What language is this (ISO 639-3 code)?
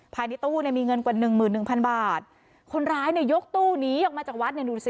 tha